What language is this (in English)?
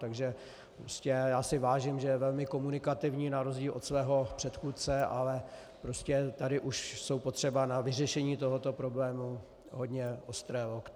Czech